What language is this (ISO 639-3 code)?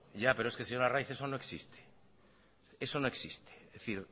spa